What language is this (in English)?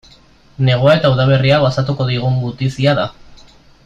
Basque